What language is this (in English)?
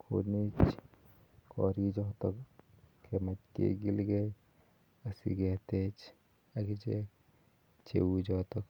Kalenjin